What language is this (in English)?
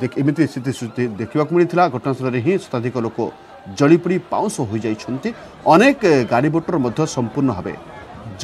Korean